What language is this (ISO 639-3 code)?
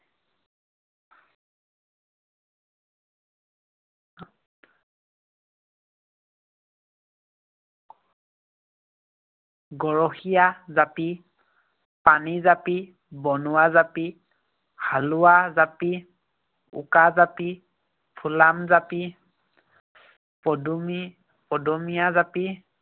asm